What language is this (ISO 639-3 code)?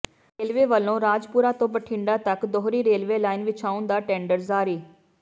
pan